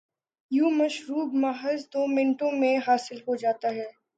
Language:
Urdu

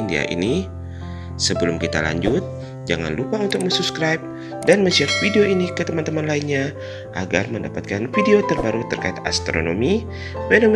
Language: Indonesian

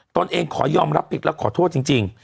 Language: Thai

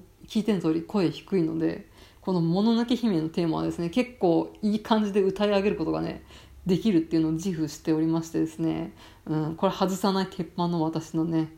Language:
Japanese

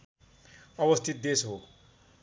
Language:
Nepali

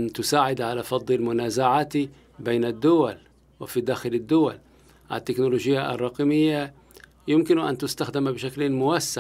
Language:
Arabic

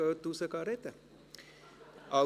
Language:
Swiss German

